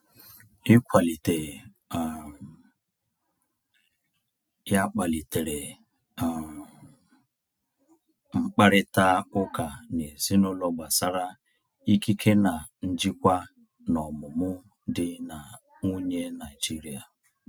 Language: Igbo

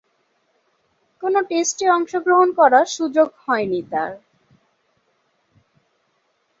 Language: Bangla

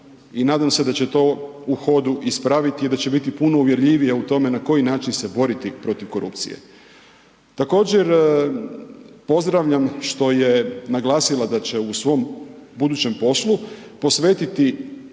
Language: Croatian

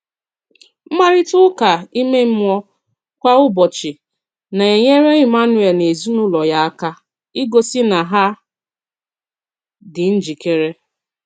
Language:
Igbo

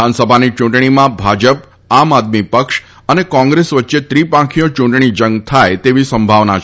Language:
Gujarati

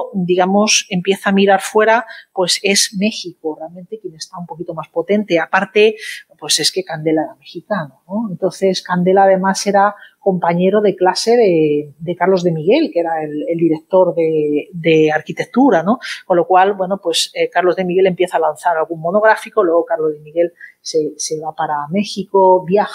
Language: Spanish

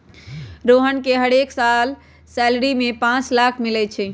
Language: Magahi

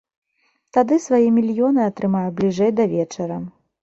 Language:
Belarusian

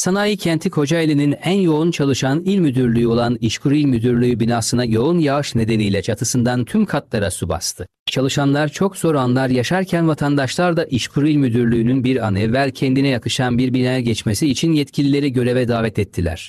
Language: Turkish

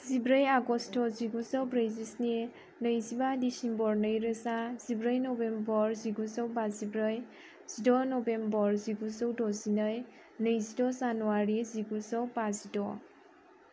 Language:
Bodo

